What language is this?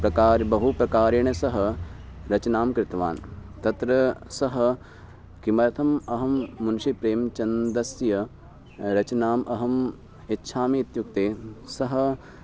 Sanskrit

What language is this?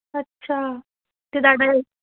Punjabi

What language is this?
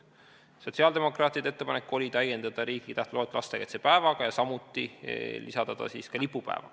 Estonian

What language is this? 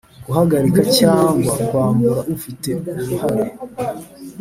Kinyarwanda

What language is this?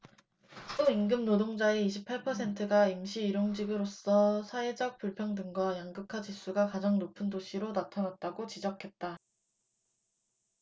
Korean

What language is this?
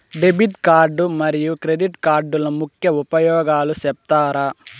Telugu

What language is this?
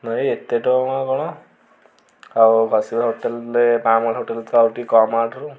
Odia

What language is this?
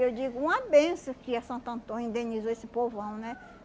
Portuguese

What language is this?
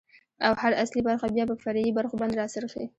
Pashto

